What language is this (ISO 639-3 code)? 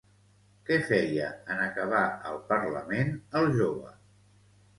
cat